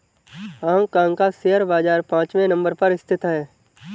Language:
Hindi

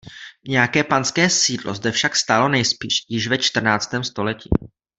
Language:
Czech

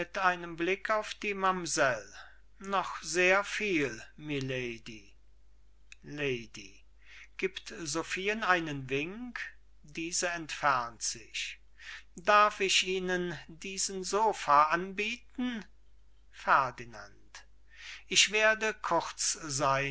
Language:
German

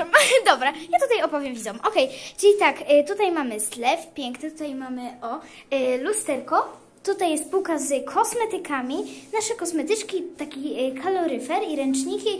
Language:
Polish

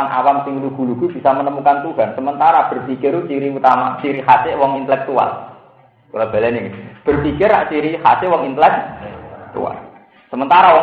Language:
Indonesian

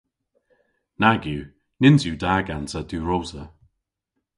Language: Cornish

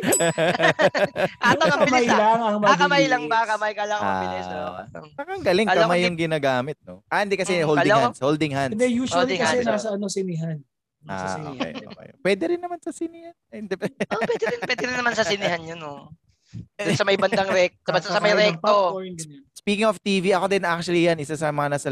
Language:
Filipino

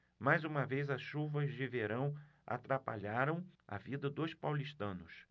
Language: Portuguese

